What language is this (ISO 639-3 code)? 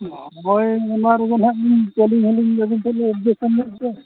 sat